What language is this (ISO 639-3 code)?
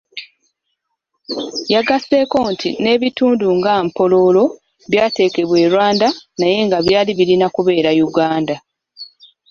lug